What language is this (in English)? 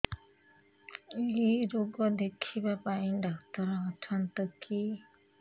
Odia